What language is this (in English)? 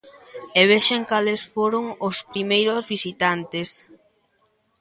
Galician